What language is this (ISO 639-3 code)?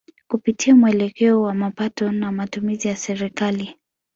swa